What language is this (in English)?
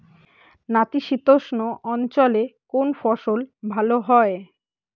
Bangla